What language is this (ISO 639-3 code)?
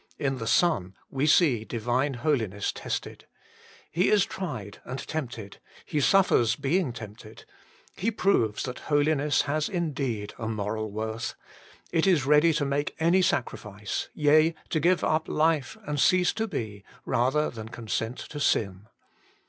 eng